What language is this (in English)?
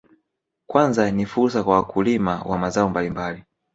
Swahili